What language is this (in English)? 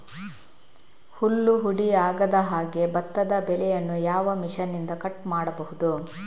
Kannada